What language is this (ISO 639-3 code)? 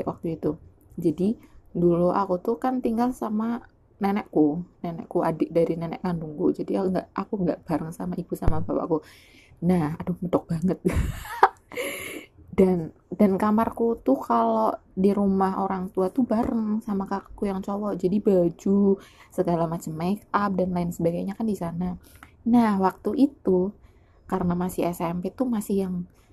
ind